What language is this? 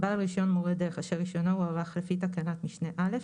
Hebrew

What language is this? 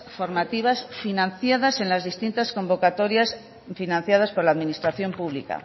Spanish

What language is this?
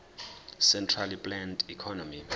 Zulu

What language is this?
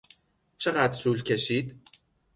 Persian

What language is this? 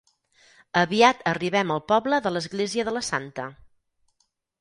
Catalan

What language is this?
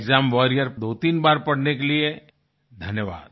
Hindi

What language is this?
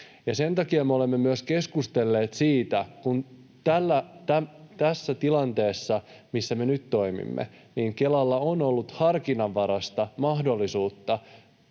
Finnish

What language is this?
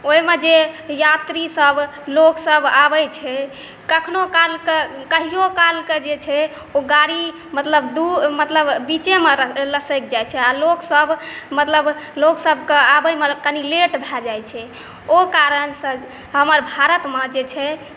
Maithili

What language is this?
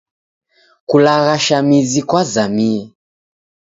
Taita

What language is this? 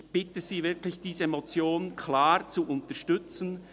Swiss German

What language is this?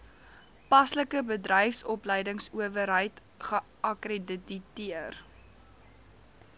Afrikaans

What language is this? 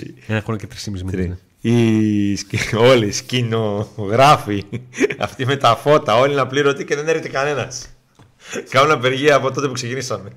Greek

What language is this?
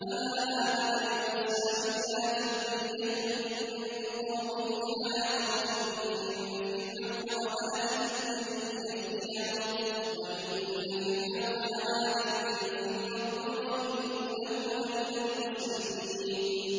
Arabic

